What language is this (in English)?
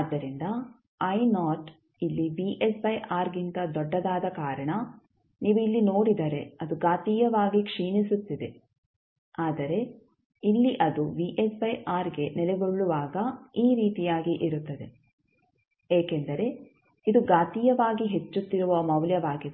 Kannada